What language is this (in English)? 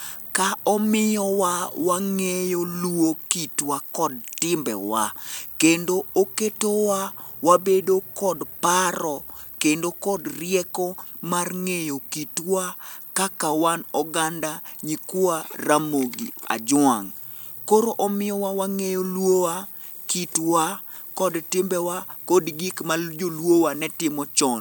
Luo (Kenya and Tanzania)